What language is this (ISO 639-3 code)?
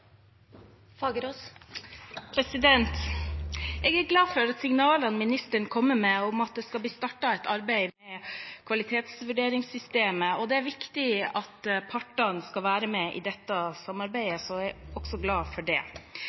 nob